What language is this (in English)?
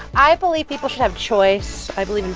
English